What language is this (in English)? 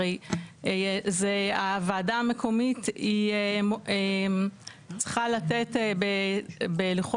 Hebrew